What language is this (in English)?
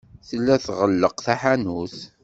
Kabyle